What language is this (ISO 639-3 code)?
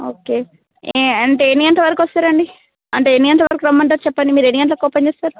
tel